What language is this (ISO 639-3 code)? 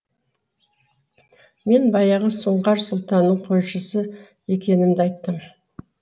kaz